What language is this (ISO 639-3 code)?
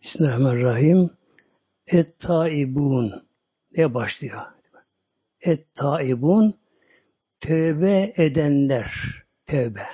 tur